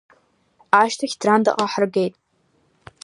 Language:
Abkhazian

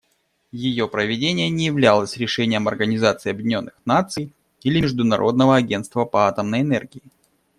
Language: Russian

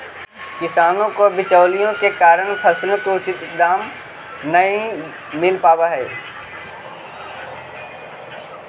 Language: Magahi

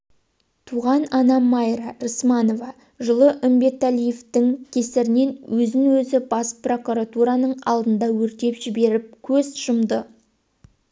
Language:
Kazakh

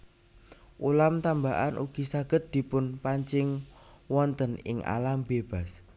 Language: Javanese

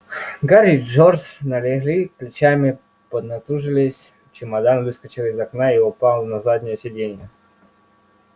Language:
Russian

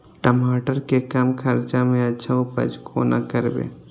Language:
Maithili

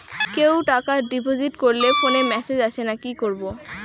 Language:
Bangla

